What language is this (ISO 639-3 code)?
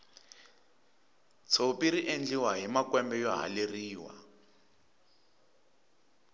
tso